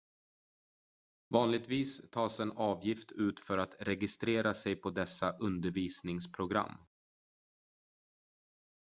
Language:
Swedish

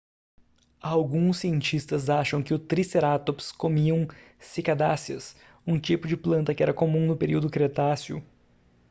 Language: Portuguese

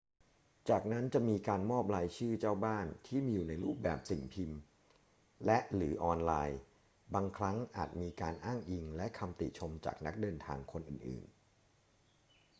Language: Thai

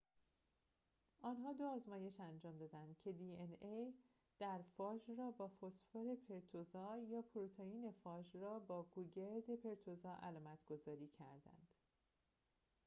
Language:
Persian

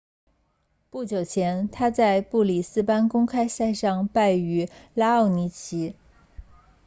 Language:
Chinese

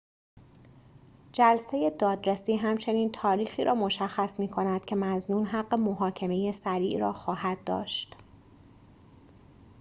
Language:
Persian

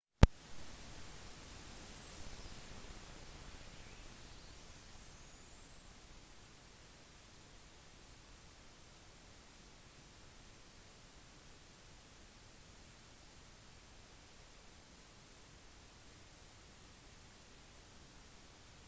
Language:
Norwegian Bokmål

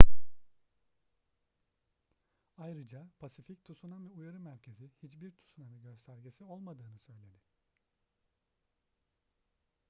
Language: Turkish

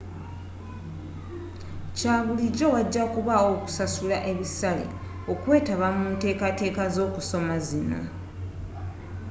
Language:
Ganda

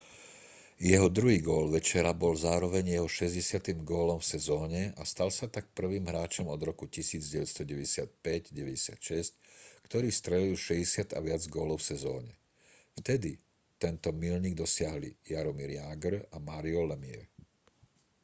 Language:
Slovak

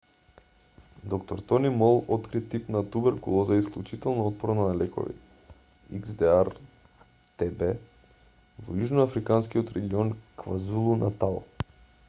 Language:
Macedonian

